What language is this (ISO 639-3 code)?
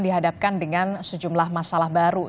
ind